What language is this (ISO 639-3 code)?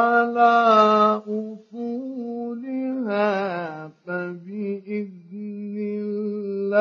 ara